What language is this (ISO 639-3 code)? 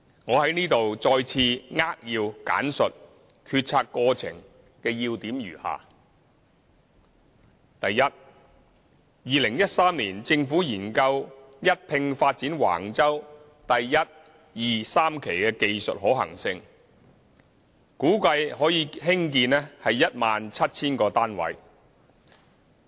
yue